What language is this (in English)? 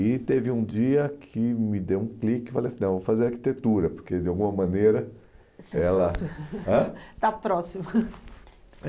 Portuguese